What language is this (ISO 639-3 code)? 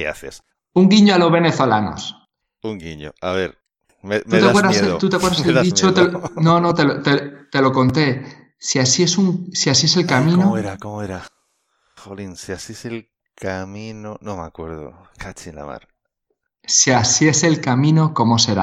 spa